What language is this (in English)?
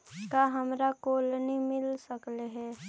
Magahi